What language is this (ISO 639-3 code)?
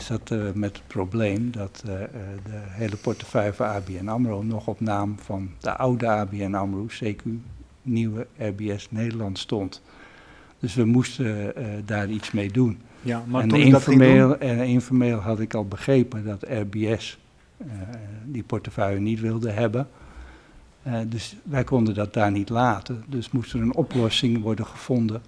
nld